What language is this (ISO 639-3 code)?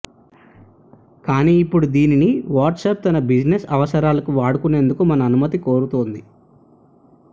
tel